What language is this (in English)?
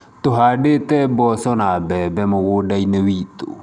Kikuyu